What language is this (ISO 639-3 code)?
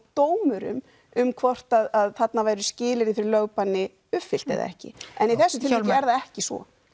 isl